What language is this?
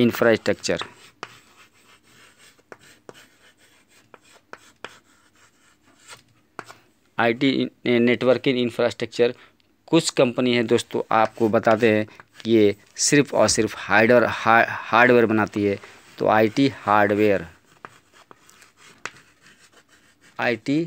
Hindi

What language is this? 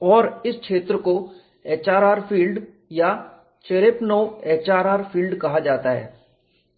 Hindi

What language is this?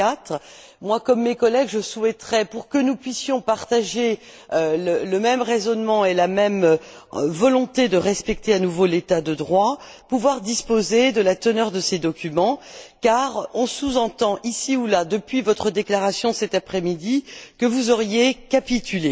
French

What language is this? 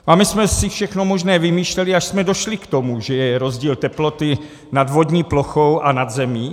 Czech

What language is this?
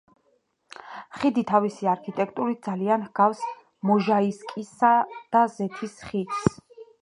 Georgian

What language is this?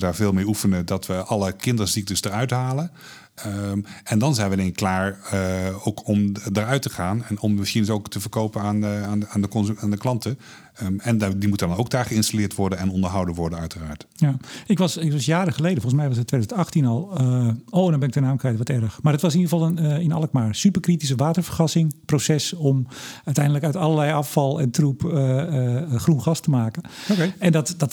Dutch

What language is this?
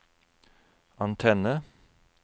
Norwegian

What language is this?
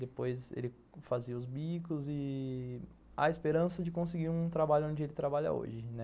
Portuguese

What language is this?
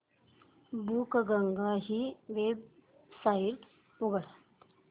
Marathi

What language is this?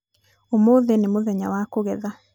Kikuyu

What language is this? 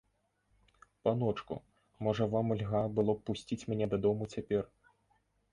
Belarusian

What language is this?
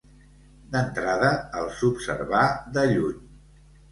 Catalan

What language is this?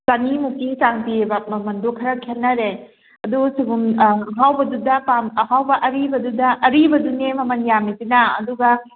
Manipuri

